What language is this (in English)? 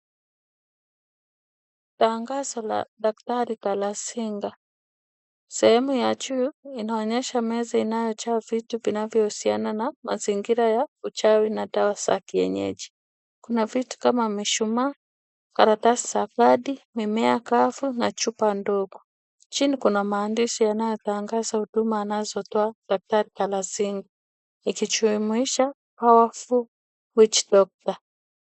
Swahili